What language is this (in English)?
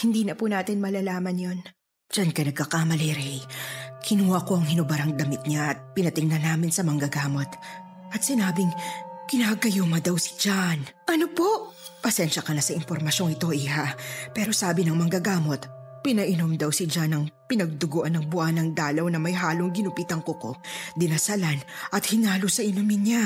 Filipino